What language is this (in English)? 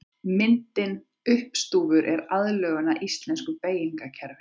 Icelandic